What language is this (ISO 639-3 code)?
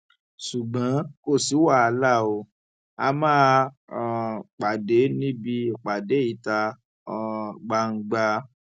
yor